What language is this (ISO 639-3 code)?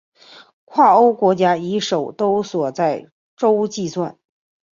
zho